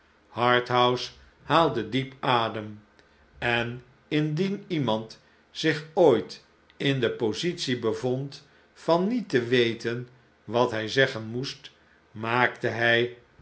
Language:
Dutch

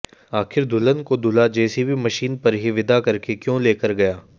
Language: Hindi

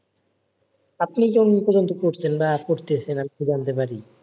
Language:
Bangla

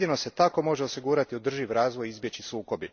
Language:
Croatian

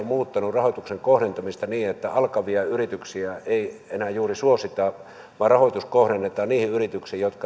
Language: Finnish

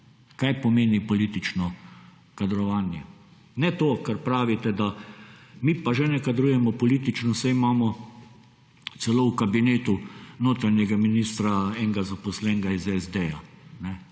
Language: Slovenian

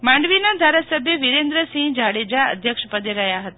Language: Gujarati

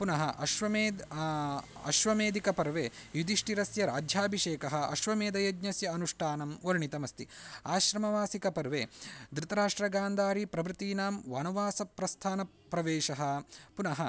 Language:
Sanskrit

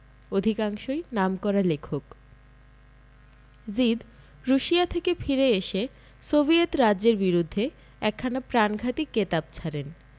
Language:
Bangla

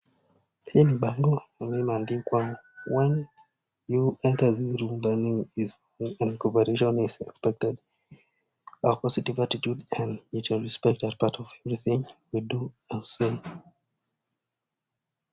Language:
Swahili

